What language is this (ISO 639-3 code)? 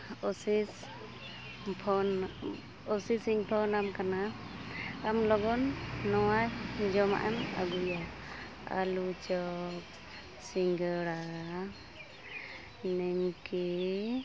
sat